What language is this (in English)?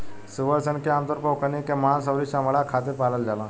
Bhojpuri